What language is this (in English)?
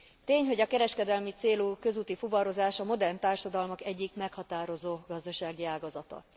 Hungarian